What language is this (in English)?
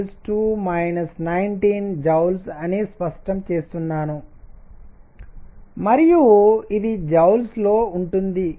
Telugu